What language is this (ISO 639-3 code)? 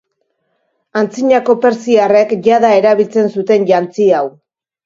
eus